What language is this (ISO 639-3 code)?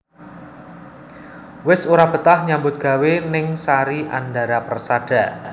jav